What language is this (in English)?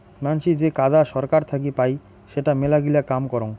Bangla